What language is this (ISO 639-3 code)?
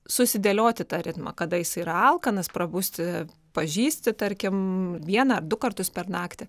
lit